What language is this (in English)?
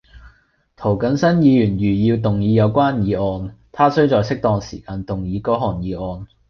Cantonese